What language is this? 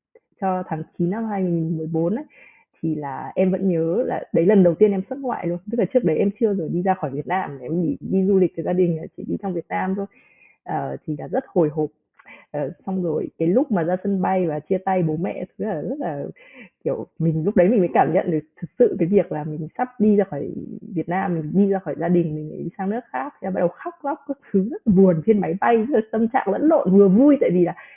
Vietnamese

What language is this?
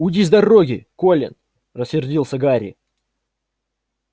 Russian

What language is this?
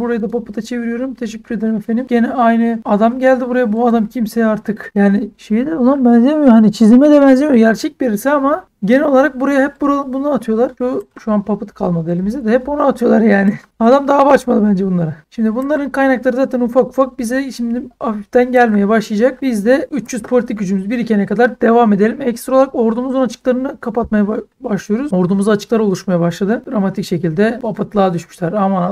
Turkish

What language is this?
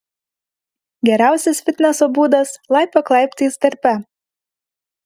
Lithuanian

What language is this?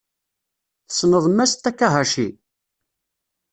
Kabyle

